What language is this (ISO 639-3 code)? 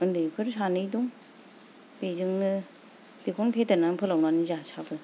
brx